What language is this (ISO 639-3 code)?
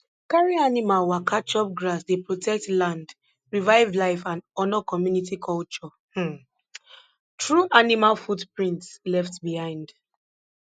pcm